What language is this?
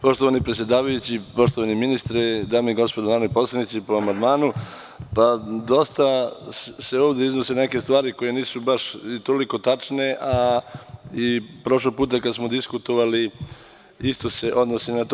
Serbian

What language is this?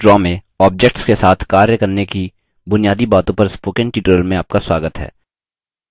Hindi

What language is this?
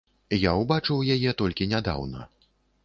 Belarusian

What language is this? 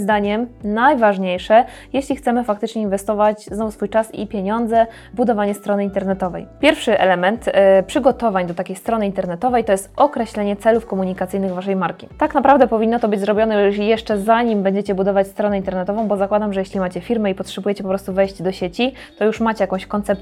Polish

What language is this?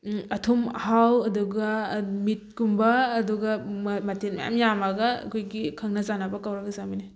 Manipuri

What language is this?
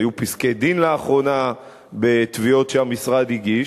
Hebrew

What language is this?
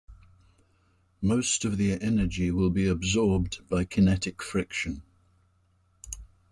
English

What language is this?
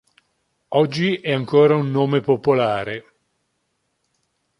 Italian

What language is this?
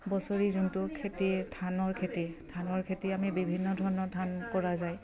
Assamese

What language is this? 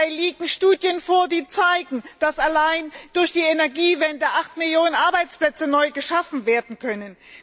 German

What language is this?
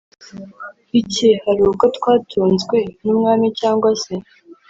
Kinyarwanda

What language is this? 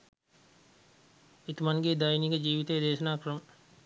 Sinhala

